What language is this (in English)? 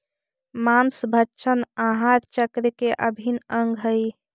Magahi